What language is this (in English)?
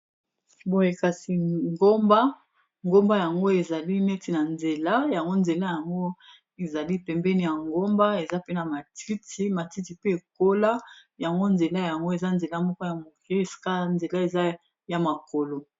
Lingala